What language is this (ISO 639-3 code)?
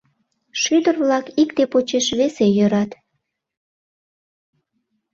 chm